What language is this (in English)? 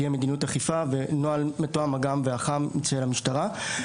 Hebrew